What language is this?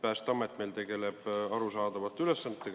Estonian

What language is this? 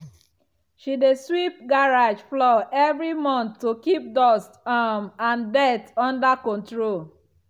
Nigerian Pidgin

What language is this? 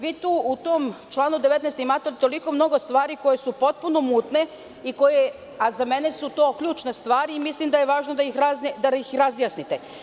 Serbian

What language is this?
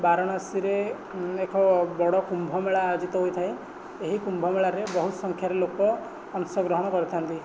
Odia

